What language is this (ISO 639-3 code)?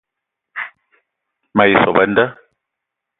eto